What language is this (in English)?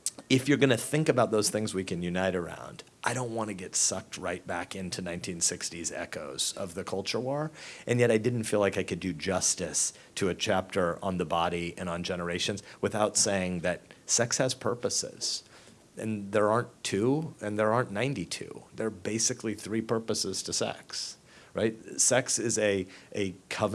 English